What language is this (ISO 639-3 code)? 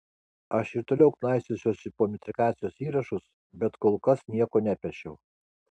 lit